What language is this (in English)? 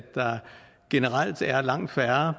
Danish